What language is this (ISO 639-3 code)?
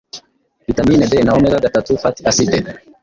kin